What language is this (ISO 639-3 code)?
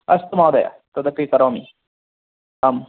san